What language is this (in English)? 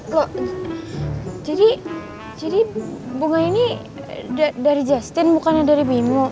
Indonesian